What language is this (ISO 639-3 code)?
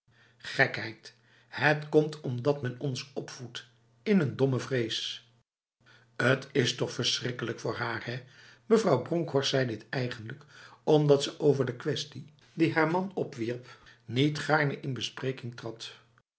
nld